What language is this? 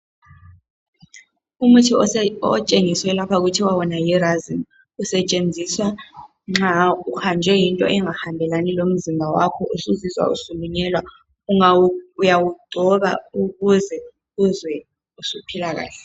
North Ndebele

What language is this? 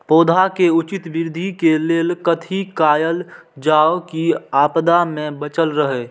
Maithili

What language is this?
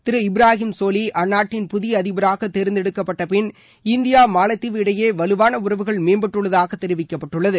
Tamil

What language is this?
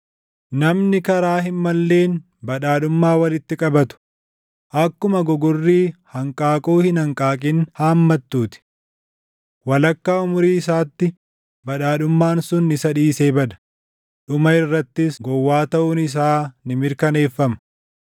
Oromo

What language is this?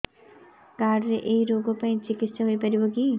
Odia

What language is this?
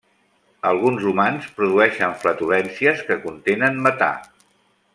Catalan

